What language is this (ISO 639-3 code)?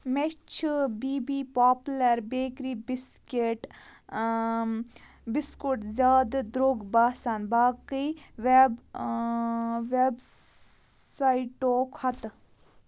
kas